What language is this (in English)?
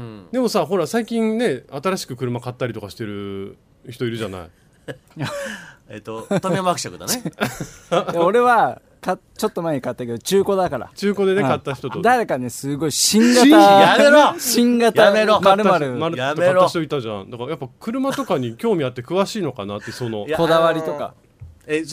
Japanese